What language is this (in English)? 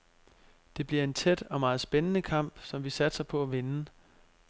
Danish